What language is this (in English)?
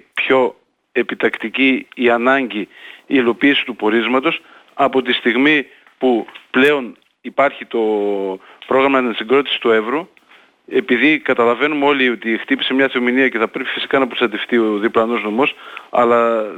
Greek